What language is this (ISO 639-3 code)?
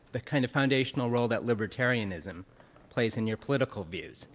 eng